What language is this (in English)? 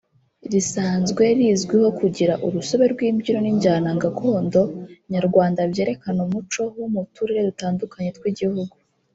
Kinyarwanda